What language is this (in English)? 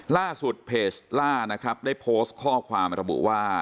Thai